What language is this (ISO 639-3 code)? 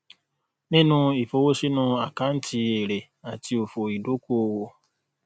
yor